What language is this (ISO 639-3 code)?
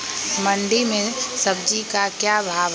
mag